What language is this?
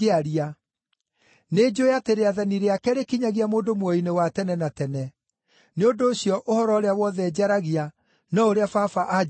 Kikuyu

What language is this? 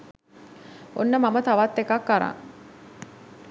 Sinhala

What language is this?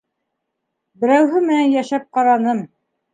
Bashkir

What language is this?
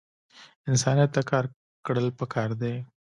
Pashto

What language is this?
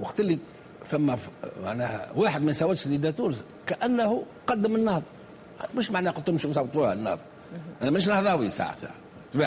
Arabic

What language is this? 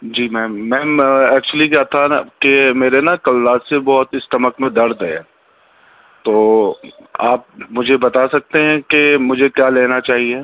Urdu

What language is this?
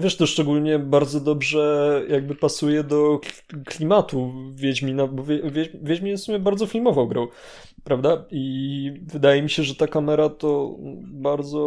Polish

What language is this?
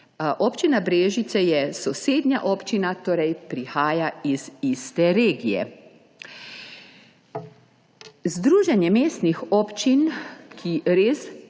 Slovenian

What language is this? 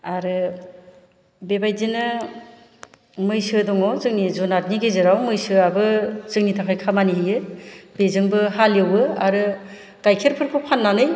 Bodo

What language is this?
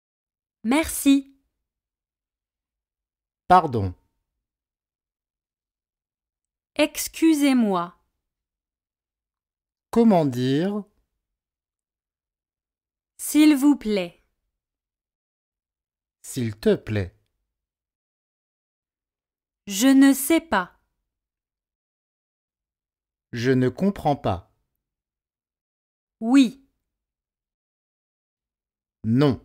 French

